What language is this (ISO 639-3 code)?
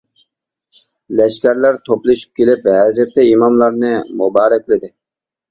uig